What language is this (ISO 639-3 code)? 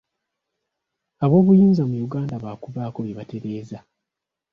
lug